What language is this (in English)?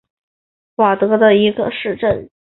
Chinese